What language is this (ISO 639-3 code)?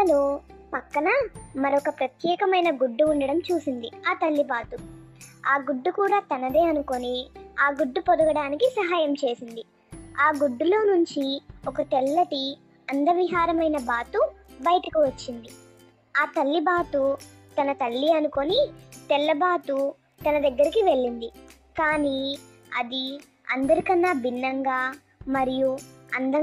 tel